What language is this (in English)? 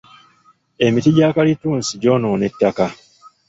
Ganda